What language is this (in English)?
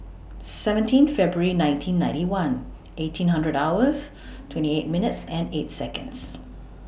English